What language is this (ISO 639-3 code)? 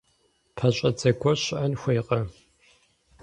kbd